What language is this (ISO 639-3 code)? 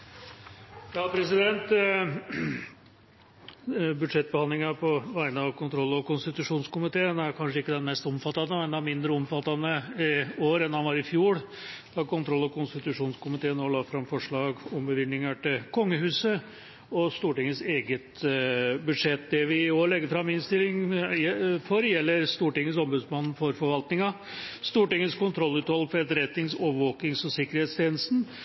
nob